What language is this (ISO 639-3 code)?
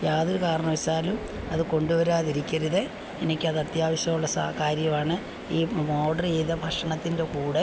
mal